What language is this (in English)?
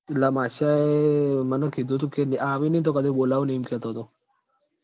Gujarati